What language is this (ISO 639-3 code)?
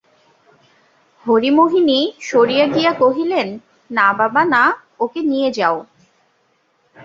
ben